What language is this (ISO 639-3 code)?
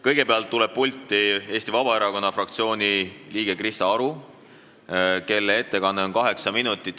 est